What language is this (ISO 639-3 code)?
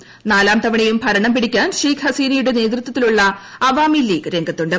mal